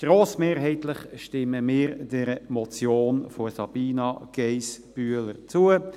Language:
Swiss German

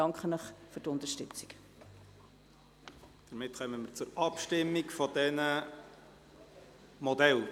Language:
Swiss German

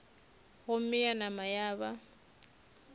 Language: Northern Sotho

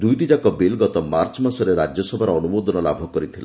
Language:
Odia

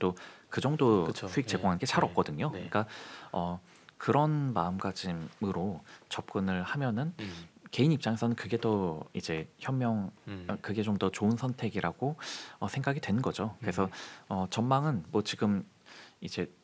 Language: Korean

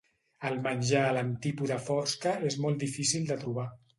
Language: Catalan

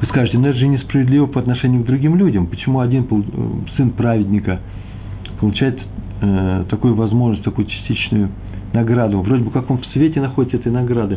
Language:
Russian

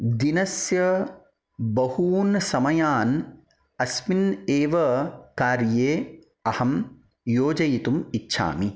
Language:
Sanskrit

